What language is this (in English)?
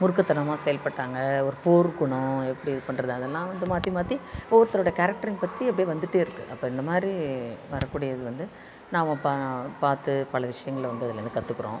Tamil